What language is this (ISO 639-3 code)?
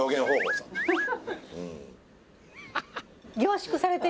jpn